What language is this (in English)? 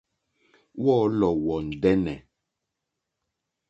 Mokpwe